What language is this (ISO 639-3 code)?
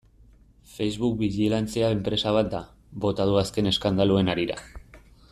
eus